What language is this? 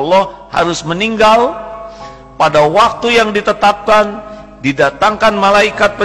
Indonesian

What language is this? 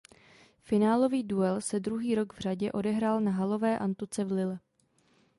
Czech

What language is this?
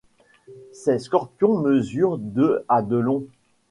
French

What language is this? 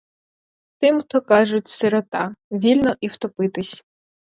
Ukrainian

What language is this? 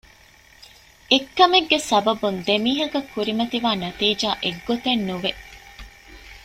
Divehi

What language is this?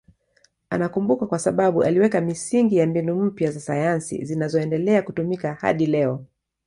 Swahili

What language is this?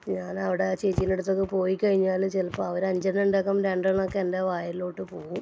Malayalam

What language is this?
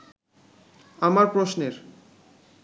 Bangla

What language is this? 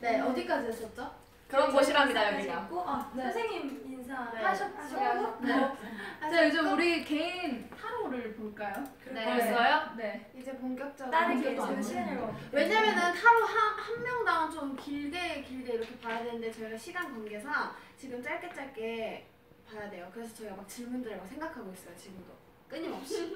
Korean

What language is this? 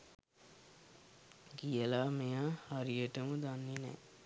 Sinhala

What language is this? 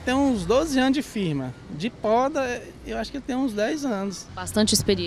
Portuguese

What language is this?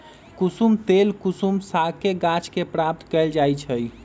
Magahi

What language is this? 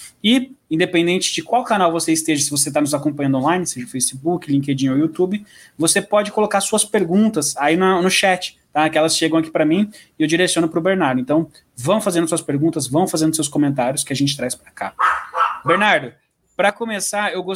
Portuguese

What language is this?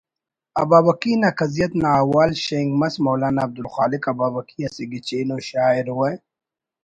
Brahui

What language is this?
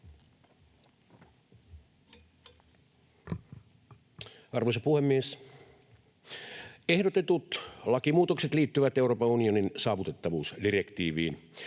Finnish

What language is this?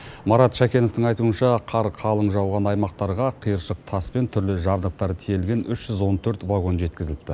Kazakh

